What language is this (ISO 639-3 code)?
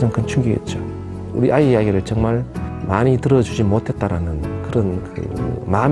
kor